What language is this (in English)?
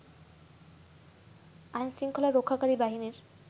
Bangla